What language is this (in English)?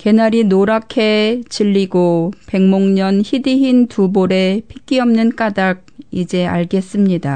Korean